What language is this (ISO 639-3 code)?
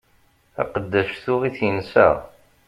kab